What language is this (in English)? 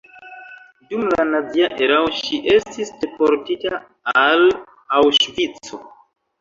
Esperanto